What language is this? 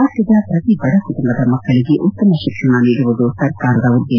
Kannada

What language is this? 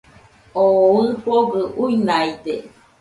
Nüpode Huitoto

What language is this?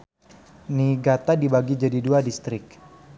Sundanese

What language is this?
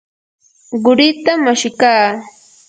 Yanahuanca Pasco Quechua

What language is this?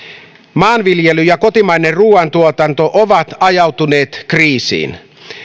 Finnish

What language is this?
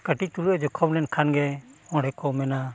Santali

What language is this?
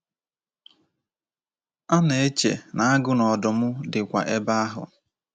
Igbo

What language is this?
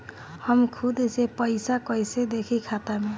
Bhojpuri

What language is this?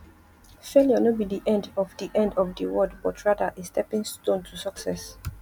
Nigerian Pidgin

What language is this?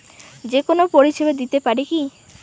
Bangla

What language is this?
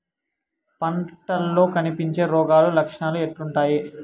Telugu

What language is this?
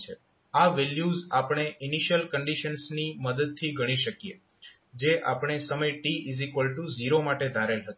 Gujarati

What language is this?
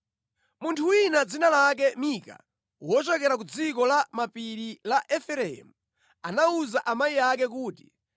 Nyanja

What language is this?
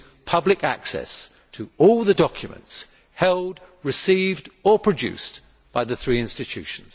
English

